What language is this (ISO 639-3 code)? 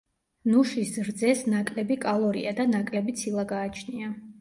kat